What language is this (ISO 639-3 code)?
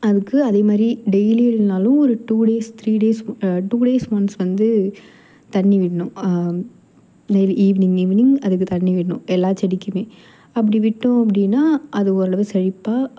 tam